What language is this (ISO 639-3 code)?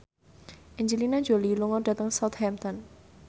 jav